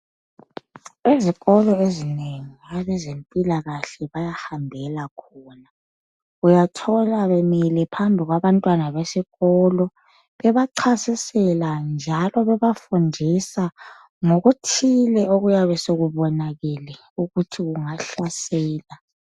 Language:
North Ndebele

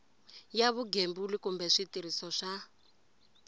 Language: Tsonga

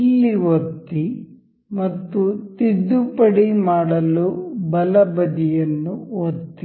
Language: Kannada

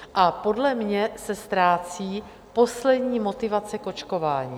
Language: Czech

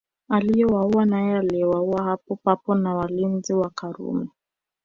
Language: Swahili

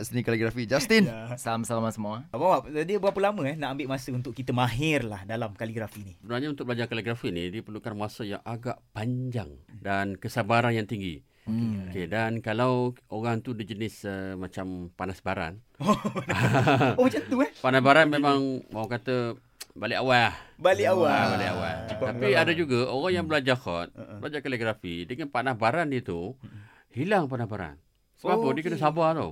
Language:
Malay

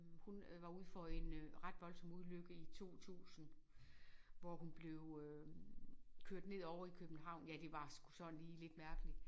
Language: Danish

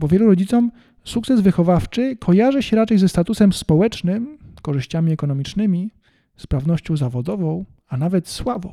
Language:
Polish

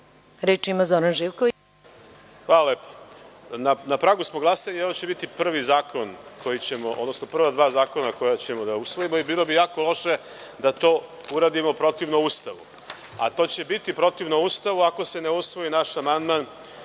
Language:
Serbian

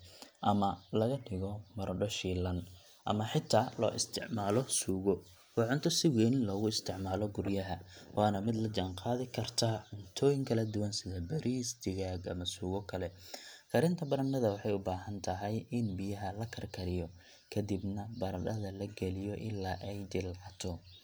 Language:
Somali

